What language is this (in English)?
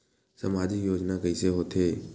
Chhattisgarhi